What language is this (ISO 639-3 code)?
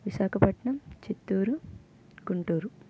tel